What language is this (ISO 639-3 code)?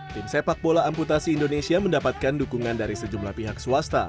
ind